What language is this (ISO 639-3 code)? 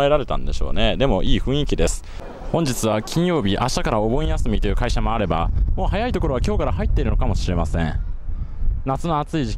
jpn